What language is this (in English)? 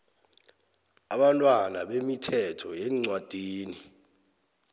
South Ndebele